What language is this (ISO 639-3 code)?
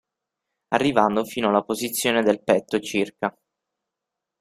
ita